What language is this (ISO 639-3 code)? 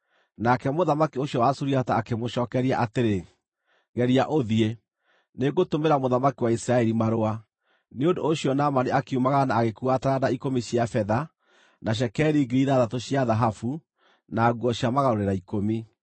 kik